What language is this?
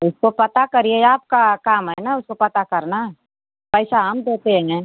Hindi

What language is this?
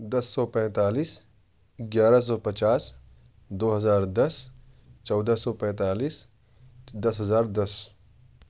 Urdu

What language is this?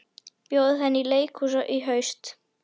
Icelandic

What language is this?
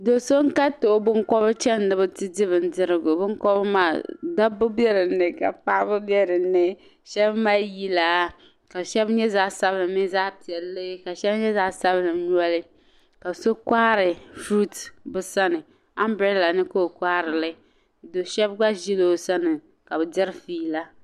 Dagbani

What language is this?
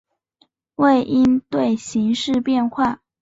Chinese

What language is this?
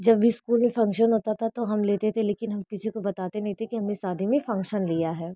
Hindi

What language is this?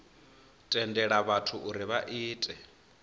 Venda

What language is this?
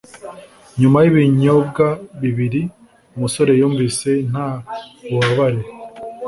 Kinyarwanda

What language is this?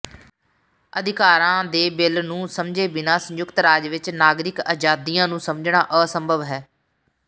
Punjabi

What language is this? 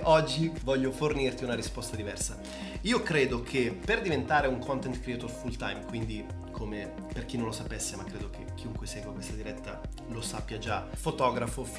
Italian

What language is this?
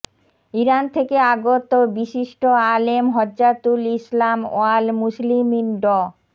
Bangla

